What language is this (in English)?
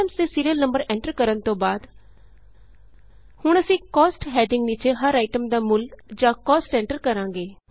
Punjabi